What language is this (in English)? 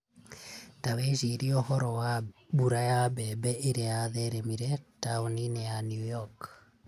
Kikuyu